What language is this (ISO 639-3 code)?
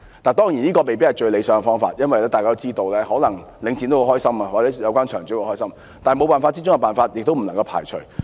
yue